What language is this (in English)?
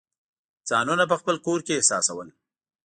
Pashto